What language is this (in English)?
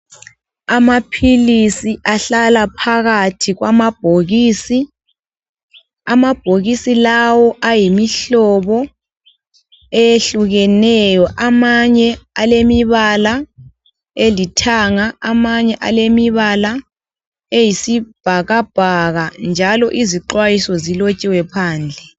North Ndebele